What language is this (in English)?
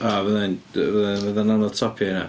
Welsh